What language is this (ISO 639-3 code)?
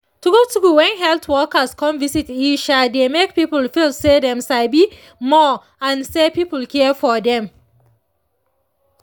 pcm